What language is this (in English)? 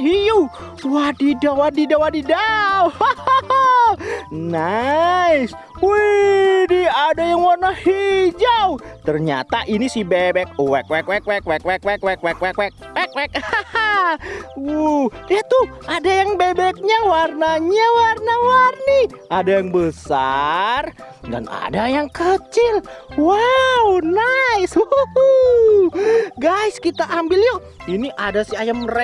Indonesian